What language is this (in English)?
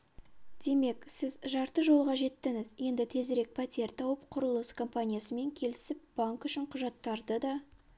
Kazakh